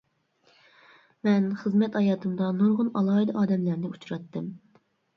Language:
Uyghur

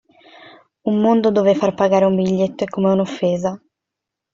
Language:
Italian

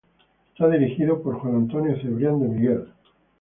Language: Spanish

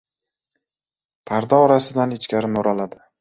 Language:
Uzbek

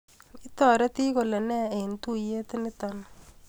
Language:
Kalenjin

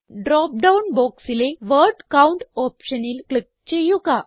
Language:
Malayalam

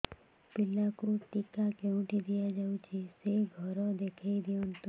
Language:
Odia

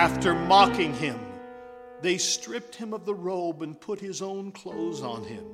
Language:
English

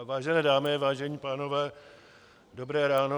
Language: Czech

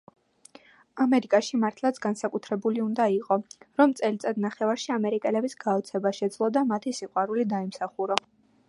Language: Georgian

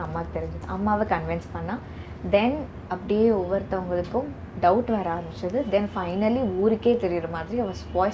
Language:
Tamil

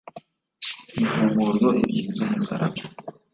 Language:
Kinyarwanda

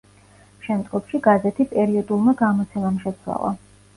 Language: Georgian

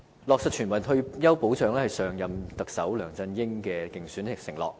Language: Cantonese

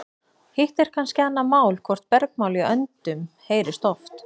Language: Icelandic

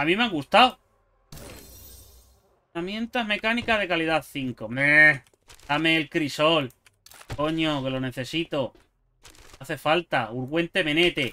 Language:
Spanish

